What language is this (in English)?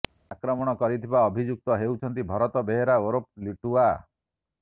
Odia